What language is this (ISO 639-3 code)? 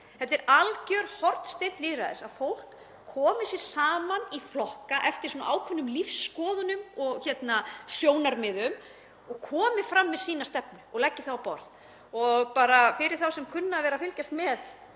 isl